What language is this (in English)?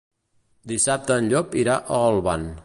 Catalan